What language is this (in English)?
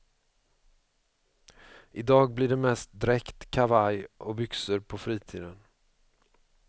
Swedish